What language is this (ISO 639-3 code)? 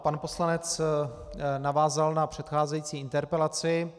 ces